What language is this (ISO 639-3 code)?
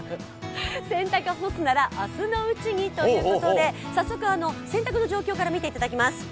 jpn